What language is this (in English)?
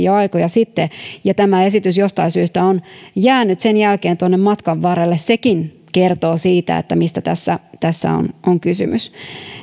Finnish